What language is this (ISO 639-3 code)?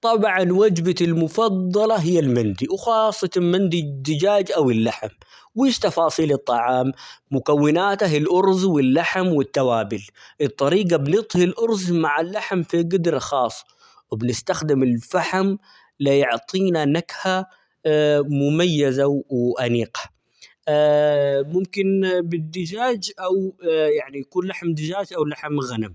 acx